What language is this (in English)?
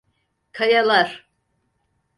Turkish